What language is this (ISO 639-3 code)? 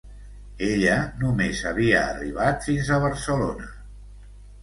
cat